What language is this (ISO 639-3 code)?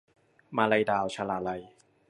tha